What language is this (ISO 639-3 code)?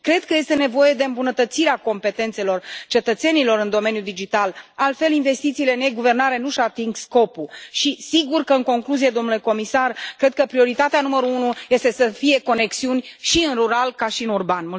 ron